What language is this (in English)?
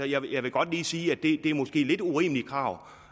Danish